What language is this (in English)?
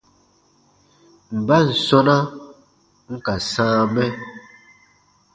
Baatonum